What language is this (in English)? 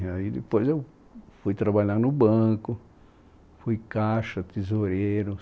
Portuguese